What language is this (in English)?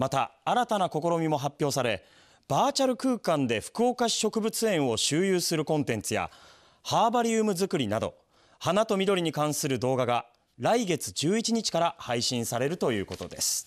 Japanese